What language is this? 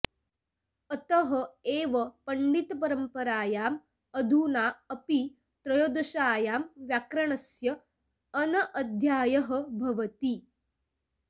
Sanskrit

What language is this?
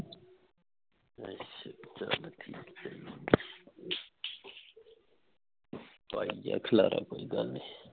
Punjabi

